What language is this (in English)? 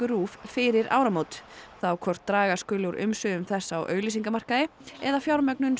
Icelandic